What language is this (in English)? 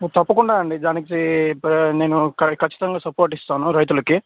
Telugu